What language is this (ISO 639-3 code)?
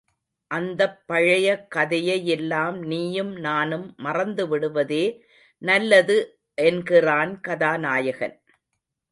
tam